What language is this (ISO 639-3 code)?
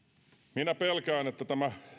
fin